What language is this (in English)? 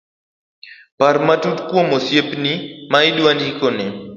Luo (Kenya and Tanzania)